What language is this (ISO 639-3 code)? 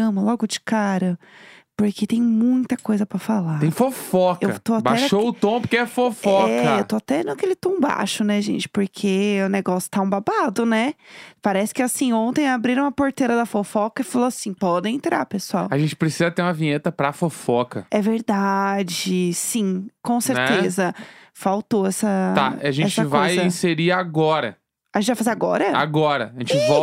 por